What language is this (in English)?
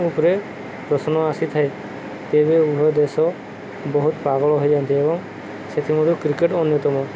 Odia